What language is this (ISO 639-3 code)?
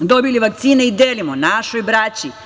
srp